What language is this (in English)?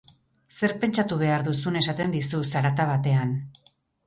Basque